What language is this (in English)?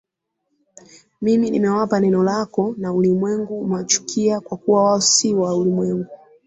Swahili